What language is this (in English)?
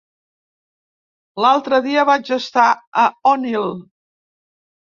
Catalan